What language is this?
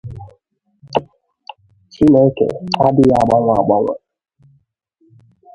Igbo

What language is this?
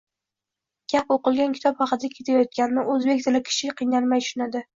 Uzbek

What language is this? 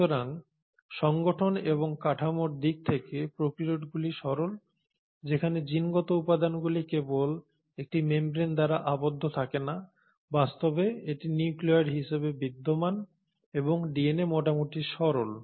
Bangla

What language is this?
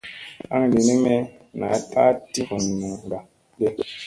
Musey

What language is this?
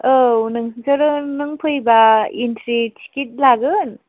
Bodo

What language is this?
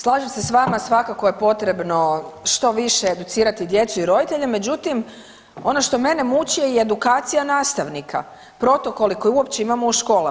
Croatian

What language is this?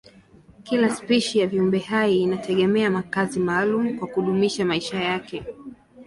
Swahili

